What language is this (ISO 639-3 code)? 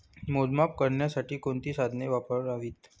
mar